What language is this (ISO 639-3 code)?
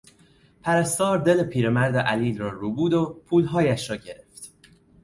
fas